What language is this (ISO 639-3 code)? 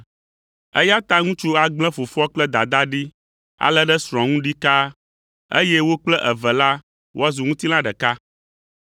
ewe